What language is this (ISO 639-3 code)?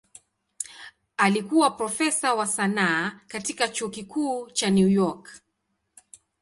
swa